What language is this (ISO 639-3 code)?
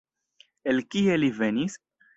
epo